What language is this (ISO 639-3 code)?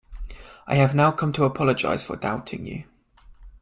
eng